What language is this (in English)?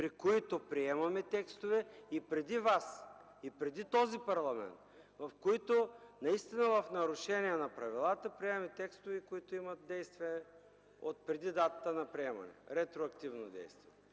Bulgarian